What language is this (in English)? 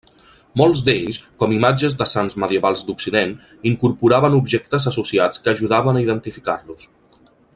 Catalan